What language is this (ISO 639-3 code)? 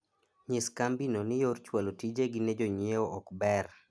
luo